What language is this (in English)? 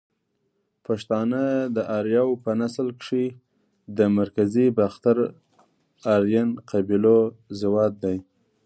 Pashto